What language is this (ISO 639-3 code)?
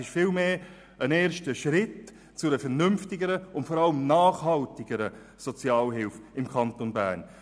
gsw